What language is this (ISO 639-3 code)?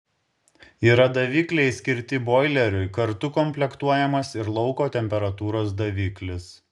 lit